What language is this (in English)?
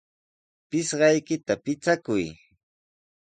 Sihuas Ancash Quechua